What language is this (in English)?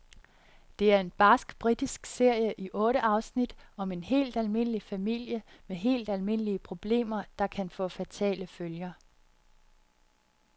Danish